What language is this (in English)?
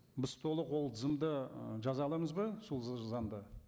Kazakh